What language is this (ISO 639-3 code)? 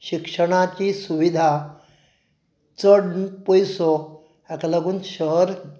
kok